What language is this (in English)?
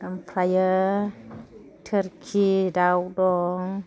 Bodo